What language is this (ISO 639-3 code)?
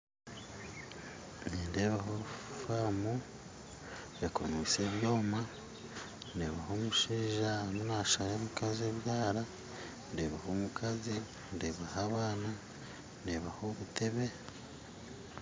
nyn